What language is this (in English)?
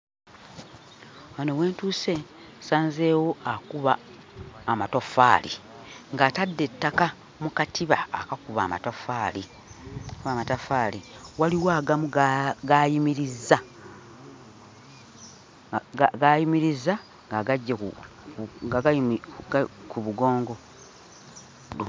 Ganda